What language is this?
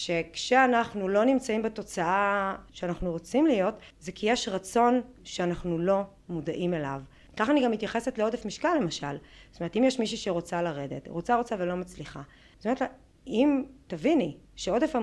Hebrew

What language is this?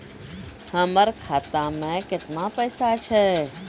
Maithili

